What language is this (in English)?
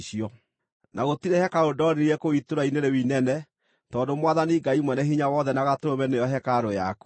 Kikuyu